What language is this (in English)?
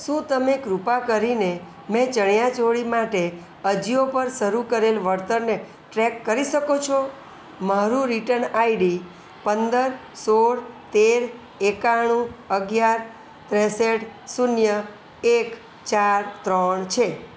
Gujarati